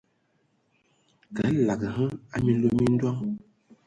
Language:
Ewondo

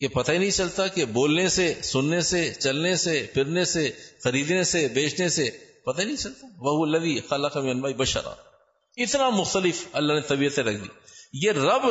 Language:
Urdu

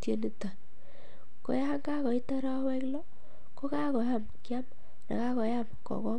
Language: Kalenjin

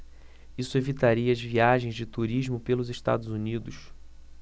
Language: Portuguese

